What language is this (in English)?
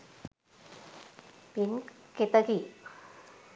Sinhala